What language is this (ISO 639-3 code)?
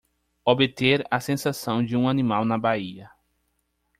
por